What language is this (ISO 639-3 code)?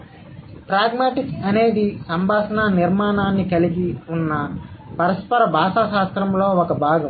tel